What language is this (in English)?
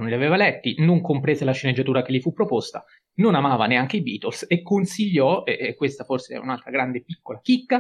Italian